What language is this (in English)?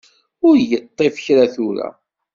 Kabyle